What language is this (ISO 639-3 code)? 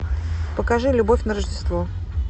rus